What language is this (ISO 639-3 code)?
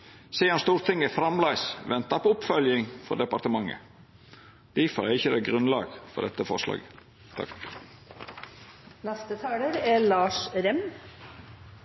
nno